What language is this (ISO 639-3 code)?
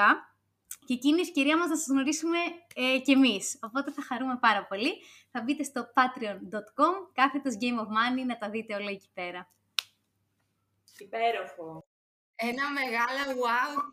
ell